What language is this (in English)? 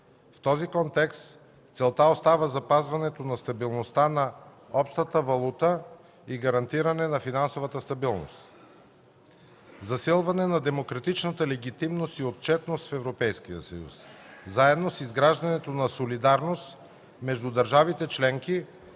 Bulgarian